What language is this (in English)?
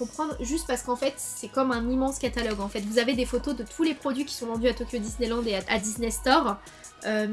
French